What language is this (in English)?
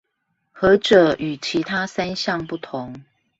Chinese